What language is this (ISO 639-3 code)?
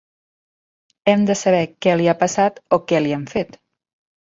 cat